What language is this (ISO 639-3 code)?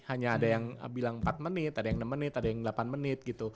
ind